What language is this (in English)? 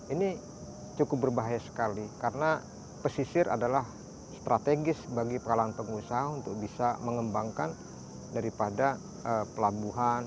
Indonesian